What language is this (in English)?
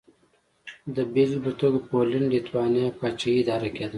Pashto